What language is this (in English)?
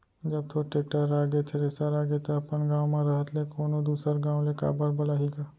Chhattisgarhi